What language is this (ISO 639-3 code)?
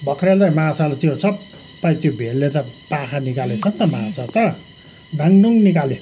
nep